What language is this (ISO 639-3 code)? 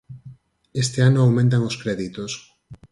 glg